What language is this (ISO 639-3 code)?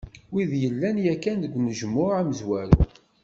kab